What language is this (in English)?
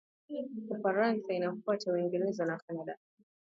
Swahili